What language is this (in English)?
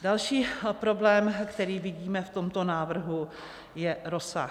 Czech